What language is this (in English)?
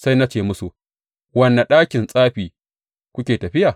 Hausa